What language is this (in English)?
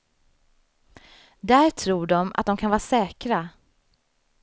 Swedish